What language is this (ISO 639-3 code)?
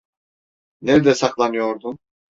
tur